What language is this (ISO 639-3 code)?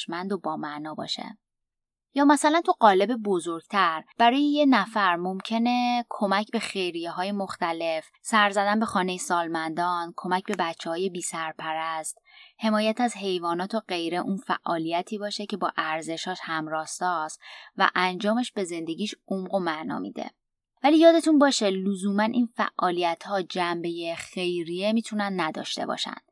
fas